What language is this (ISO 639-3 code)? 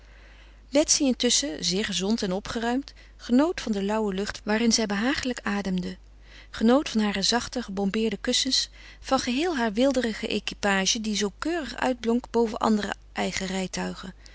nld